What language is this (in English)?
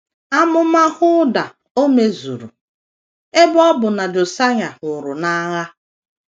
Igbo